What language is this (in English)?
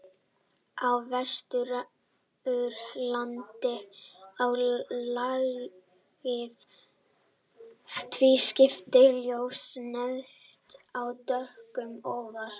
Icelandic